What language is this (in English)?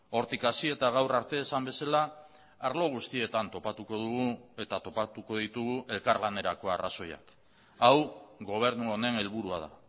Basque